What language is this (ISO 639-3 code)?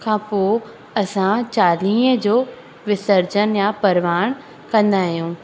snd